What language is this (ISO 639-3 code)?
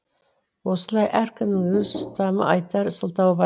kaz